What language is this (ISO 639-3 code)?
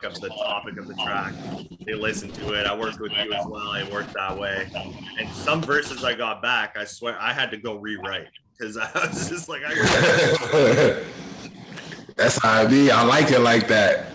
eng